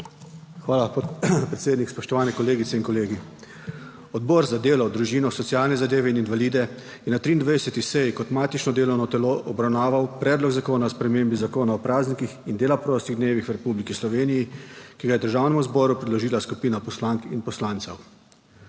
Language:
Slovenian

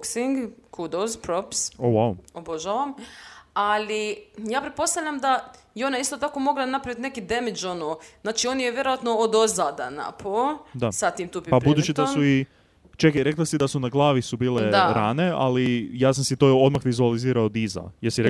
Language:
Croatian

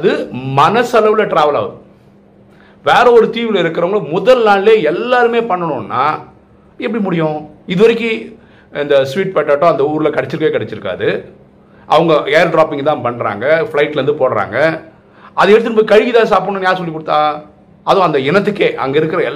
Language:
Tamil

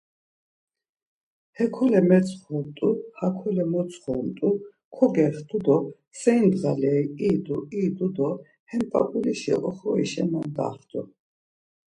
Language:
Laz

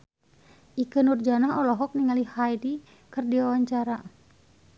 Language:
Sundanese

